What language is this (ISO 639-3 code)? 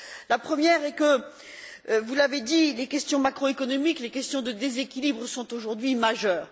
fra